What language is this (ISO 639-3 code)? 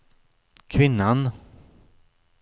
swe